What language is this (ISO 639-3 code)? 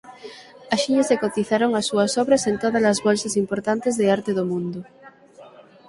glg